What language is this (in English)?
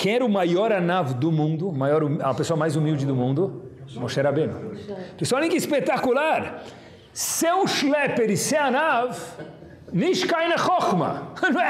Portuguese